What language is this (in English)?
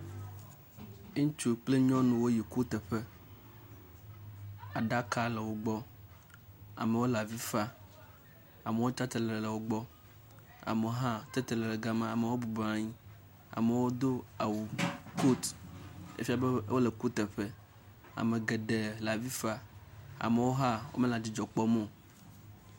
Ewe